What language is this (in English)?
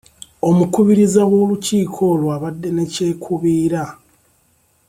Ganda